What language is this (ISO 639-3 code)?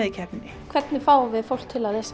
isl